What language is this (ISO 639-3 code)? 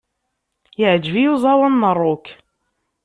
kab